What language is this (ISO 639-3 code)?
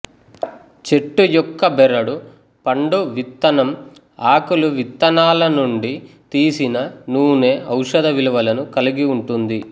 tel